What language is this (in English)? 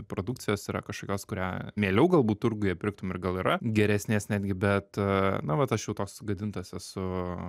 Lithuanian